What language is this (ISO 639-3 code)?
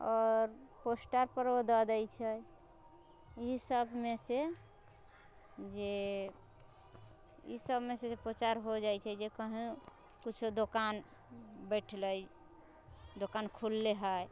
mai